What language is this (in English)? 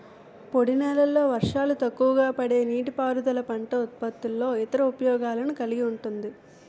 Telugu